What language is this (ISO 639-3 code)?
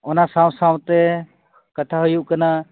sat